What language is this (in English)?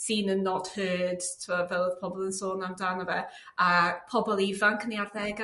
Welsh